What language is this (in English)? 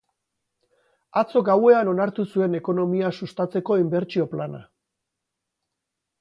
Basque